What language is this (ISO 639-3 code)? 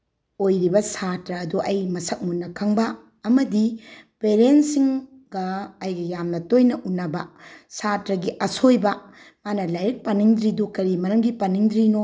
mni